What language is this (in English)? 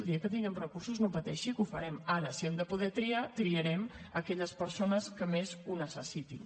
Catalan